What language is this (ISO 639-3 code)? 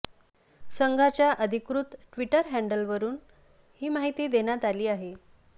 mar